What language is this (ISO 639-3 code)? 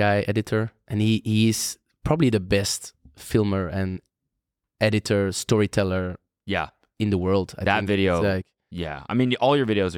eng